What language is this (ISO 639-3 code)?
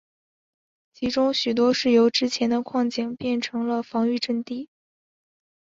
zho